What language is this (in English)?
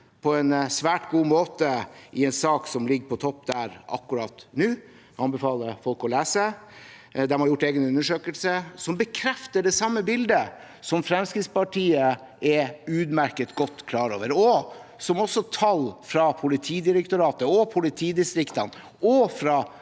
Norwegian